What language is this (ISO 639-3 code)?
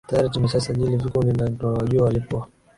swa